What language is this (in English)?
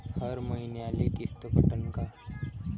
Marathi